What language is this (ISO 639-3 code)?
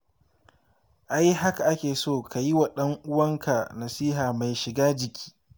hau